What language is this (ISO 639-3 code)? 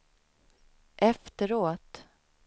swe